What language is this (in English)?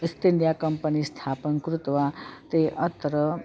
Sanskrit